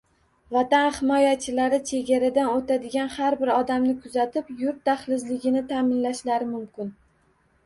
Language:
Uzbek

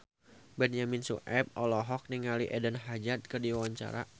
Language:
Sundanese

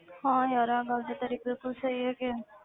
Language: Punjabi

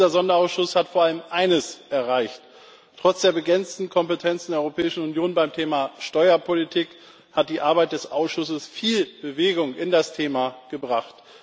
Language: German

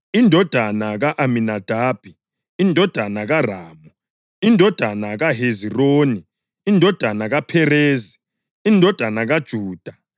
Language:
North Ndebele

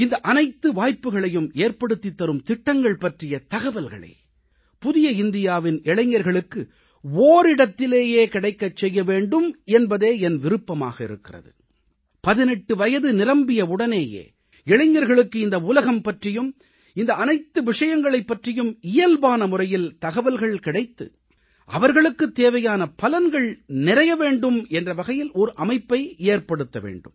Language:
Tamil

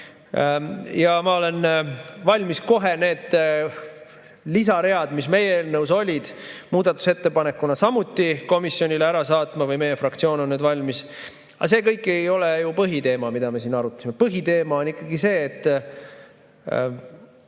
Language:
Estonian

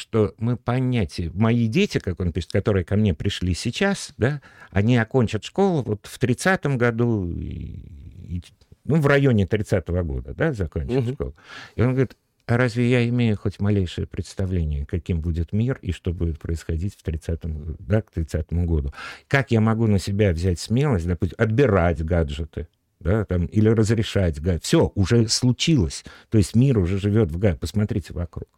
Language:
Russian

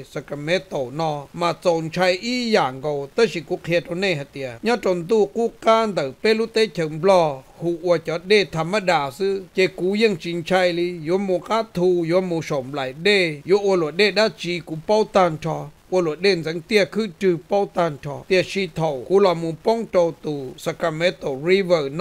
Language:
Thai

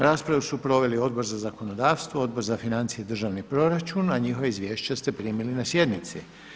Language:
Croatian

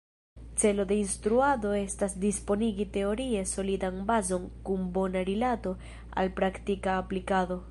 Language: Esperanto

